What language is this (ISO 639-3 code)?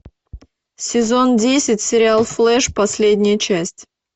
rus